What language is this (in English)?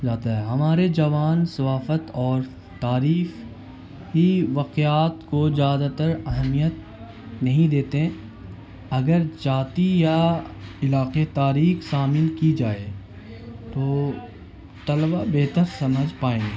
Urdu